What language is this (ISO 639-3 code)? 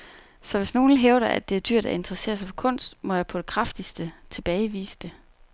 dan